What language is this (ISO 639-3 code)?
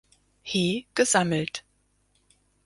deu